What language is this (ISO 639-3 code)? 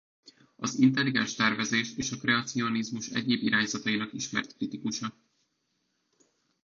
hun